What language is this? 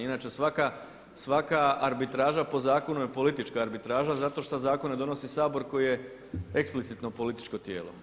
Croatian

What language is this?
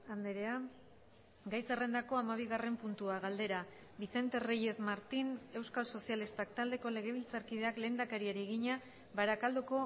Basque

